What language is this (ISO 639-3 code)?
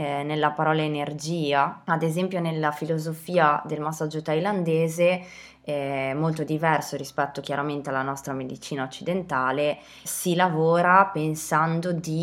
ita